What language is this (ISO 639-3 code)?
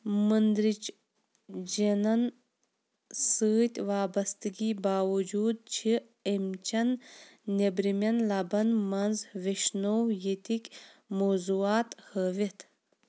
kas